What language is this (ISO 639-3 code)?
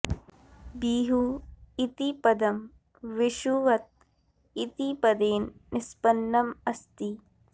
san